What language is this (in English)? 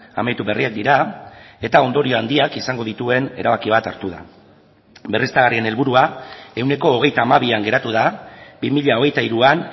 Basque